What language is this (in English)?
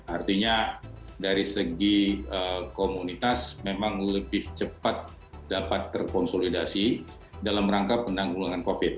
Indonesian